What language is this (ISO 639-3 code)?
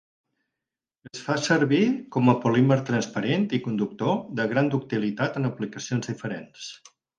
cat